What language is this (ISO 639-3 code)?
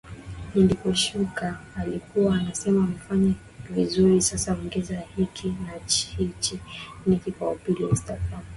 swa